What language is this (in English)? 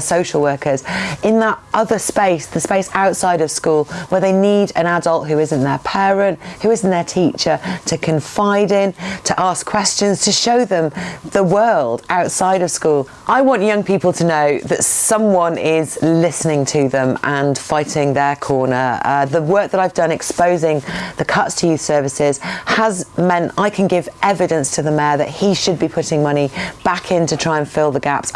English